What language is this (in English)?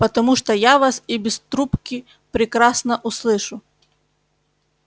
Russian